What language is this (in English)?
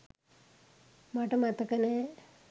Sinhala